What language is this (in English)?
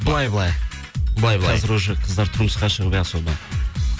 Kazakh